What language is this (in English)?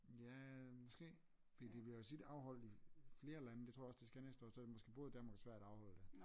Danish